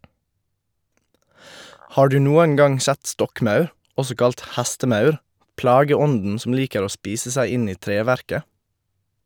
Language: Norwegian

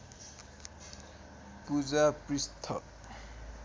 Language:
Nepali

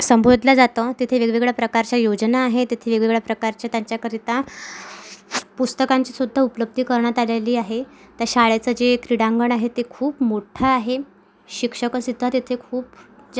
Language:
Marathi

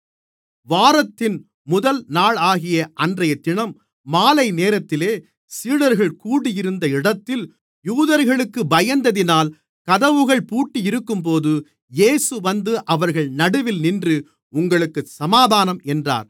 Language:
Tamil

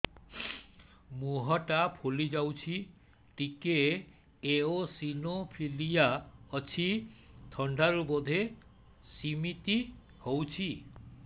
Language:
Odia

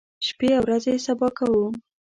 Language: Pashto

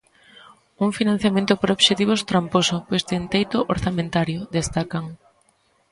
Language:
Galician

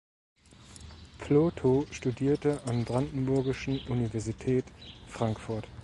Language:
German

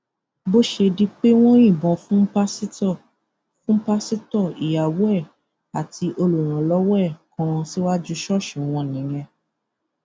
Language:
Yoruba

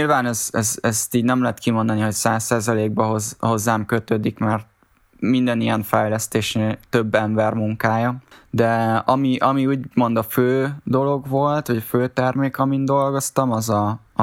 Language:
Hungarian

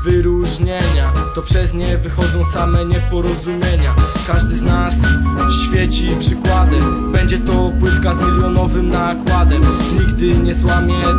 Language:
Polish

